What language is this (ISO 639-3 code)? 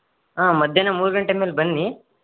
kan